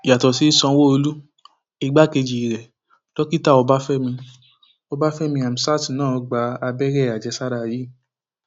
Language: Yoruba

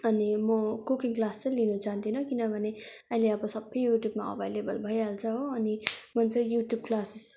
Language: Nepali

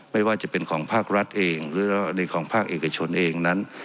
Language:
Thai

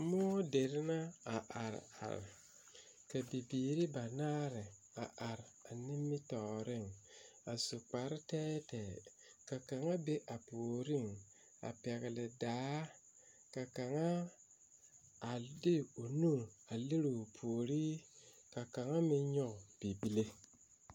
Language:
Southern Dagaare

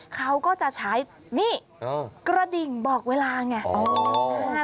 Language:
Thai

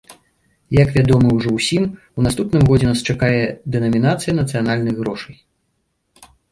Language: Belarusian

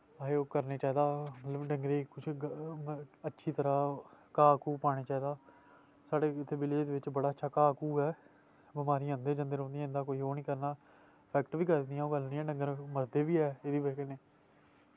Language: Dogri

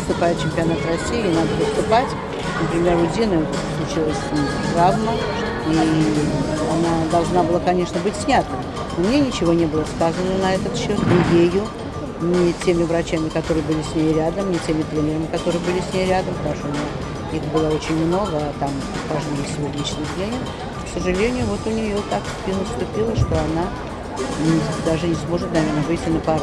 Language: Russian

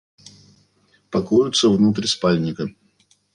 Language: Russian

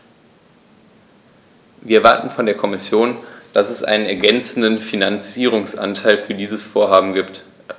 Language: German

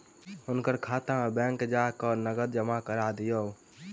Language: Maithili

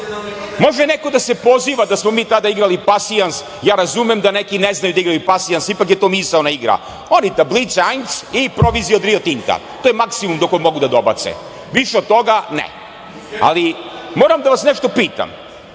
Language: Serbian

